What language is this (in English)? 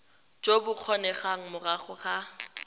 Tswana